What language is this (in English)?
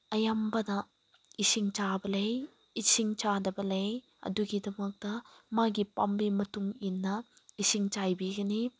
Manipuri